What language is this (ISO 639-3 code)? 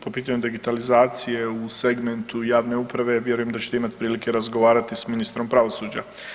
hrv